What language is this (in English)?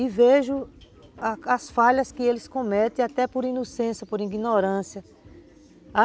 Portuguese